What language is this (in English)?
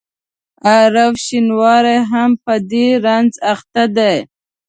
Pashto